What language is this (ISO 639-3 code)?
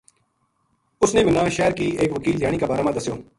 gju